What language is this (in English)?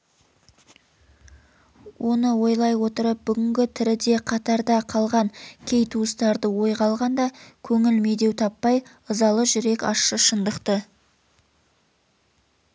Kazakh